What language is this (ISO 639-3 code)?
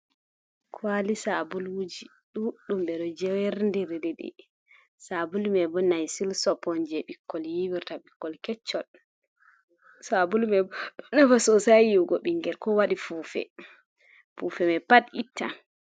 ful